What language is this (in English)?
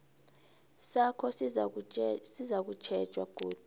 South Ndebele